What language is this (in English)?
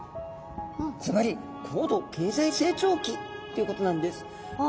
Japanese